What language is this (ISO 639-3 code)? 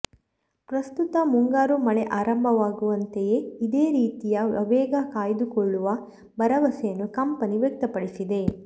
kan